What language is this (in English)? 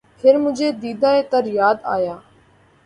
Urdu